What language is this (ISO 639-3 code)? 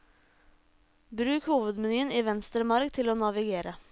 nor